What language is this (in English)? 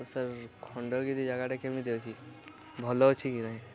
Odia